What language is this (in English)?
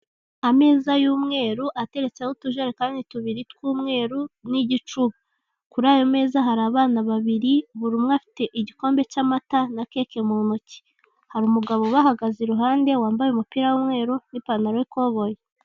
Kinyarwanda